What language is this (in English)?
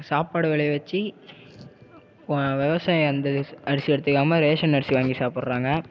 Tamil